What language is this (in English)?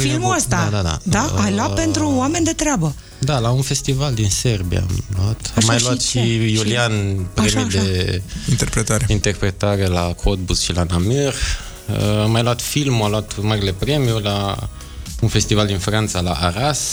Romanian